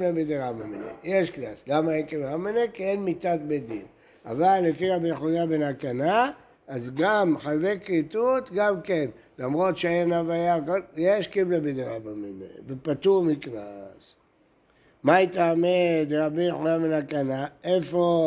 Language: Hebrew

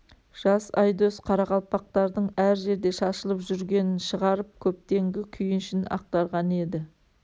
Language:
Kazakh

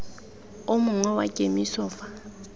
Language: Tswana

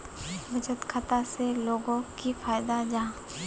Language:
Magahi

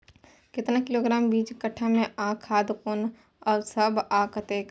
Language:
Maithili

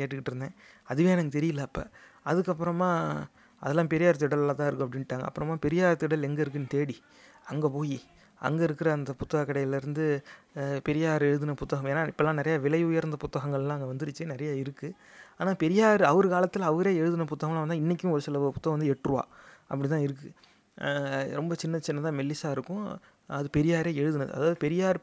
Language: Tamil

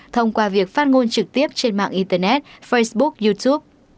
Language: Vietnamese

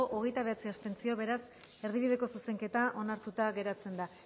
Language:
Basque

